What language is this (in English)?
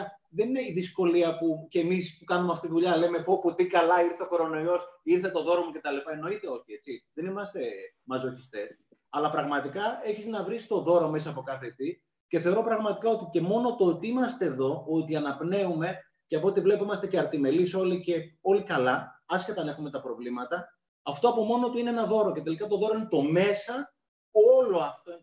Greek